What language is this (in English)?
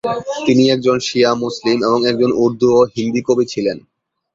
Bangla